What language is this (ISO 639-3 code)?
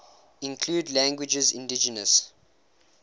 eng